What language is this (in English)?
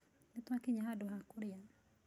Kikuyu